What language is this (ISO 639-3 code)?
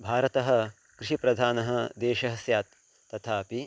san